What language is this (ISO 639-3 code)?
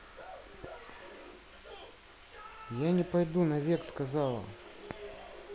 rus